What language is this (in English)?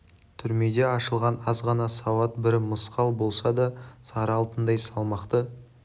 Kazakh